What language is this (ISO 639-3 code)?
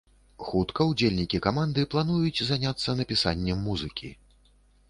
bel